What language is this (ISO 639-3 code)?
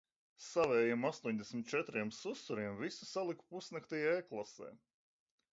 lav